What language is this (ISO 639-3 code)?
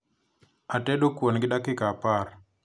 luo